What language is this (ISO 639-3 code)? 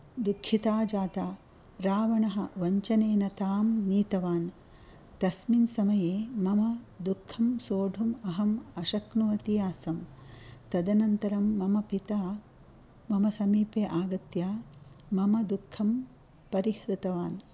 san